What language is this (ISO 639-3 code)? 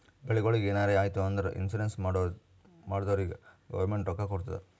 kan